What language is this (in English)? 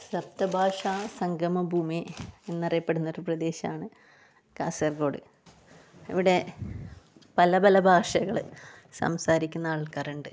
Malayalam